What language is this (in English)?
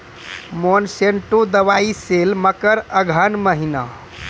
Maithili